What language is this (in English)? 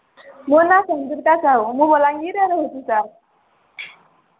Odia